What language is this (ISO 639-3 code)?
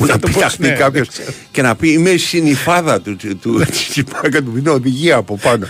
ell